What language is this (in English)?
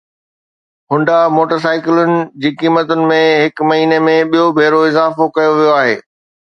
Sindhi